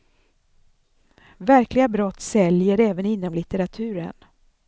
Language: Swedish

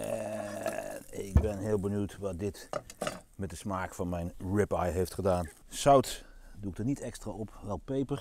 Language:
Dutch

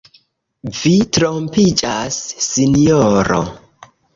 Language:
Esperanto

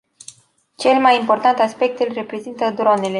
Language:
Romanian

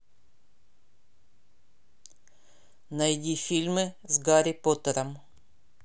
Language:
Russian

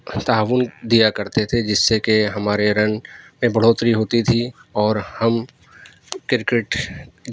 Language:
Urdu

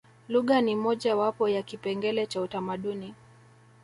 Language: Swahili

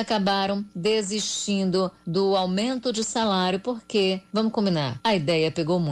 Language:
Portuguese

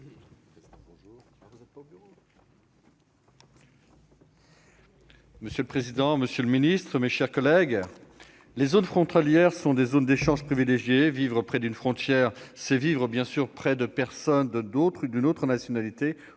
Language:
French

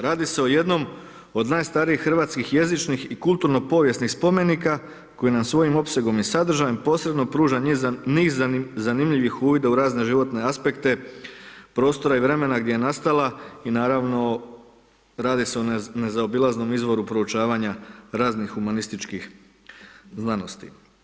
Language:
Croatian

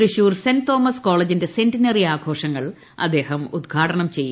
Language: Malayalam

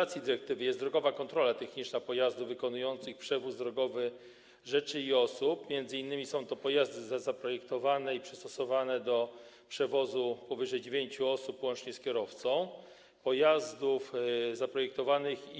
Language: Polish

